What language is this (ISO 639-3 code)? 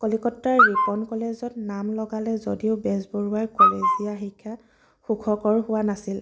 asm